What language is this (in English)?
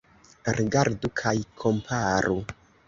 Esperanto